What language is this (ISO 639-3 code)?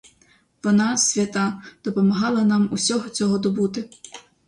ukr